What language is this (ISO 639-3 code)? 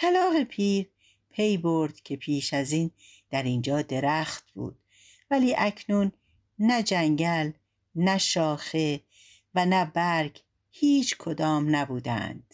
fas